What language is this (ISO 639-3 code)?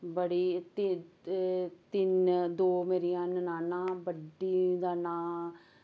doi